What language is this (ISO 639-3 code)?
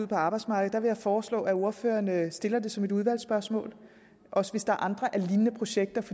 dan